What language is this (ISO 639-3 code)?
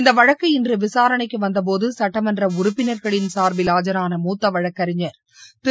tam